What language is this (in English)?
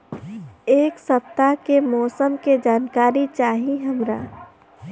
Bhojpuri